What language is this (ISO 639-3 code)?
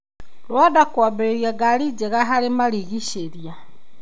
kik